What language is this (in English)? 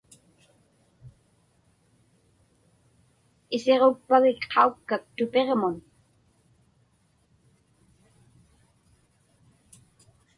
Inupiaq